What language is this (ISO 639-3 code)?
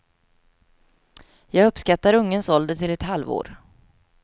swe